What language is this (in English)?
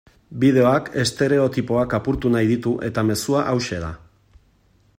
Basque